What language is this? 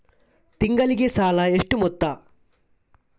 Kannada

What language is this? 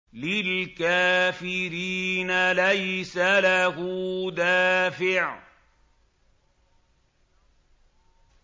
Arabic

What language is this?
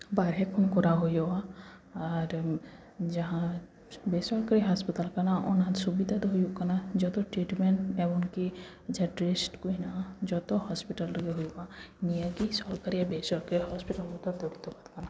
Santali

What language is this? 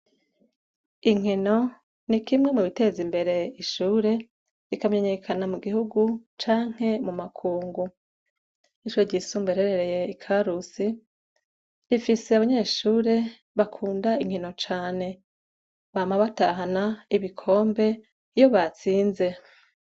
Rundi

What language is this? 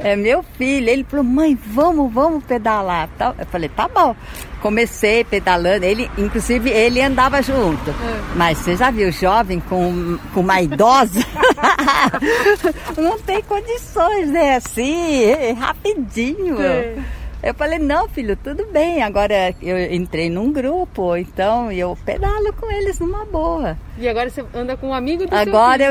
Portuguese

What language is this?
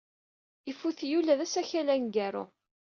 Kabyle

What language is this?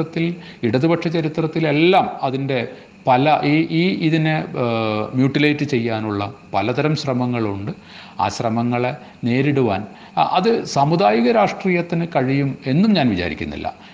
Malayalam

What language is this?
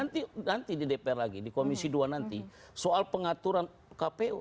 Indonesian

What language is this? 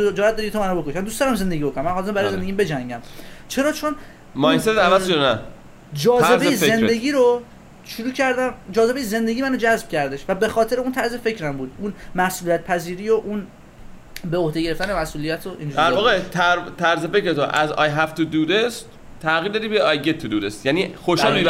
Persian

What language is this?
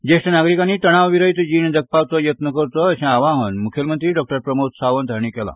Konkani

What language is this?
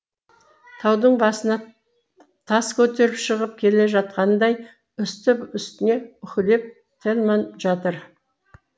Kazakh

